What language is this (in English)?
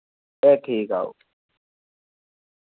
Dogri